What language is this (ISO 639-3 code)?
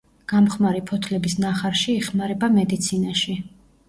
kat